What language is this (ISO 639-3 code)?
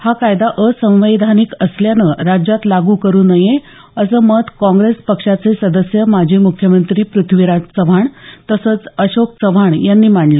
mar